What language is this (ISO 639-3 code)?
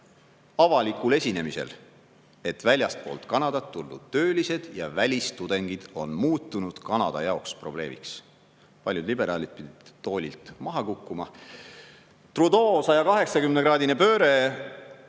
est